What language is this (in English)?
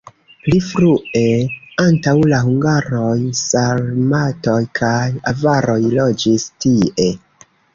Esperanto